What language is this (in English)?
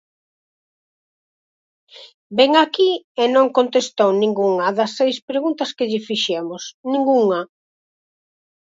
Galician